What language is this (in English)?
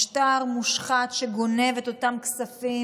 Hebrew